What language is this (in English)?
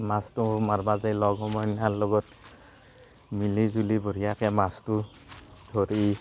Assamese